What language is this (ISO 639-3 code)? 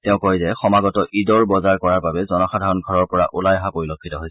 asm